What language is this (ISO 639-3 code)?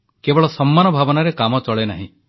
ori